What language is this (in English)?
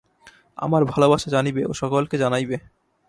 Bangla